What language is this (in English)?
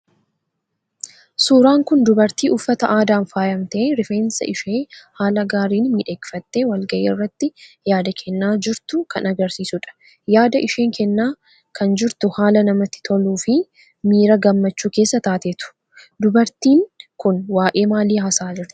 Oromo